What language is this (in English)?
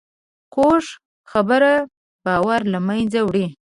Pashto